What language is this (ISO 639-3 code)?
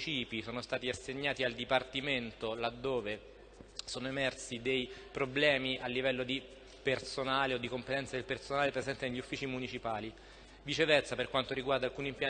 ita